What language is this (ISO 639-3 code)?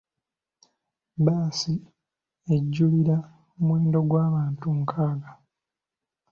lug